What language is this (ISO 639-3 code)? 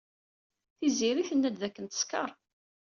kab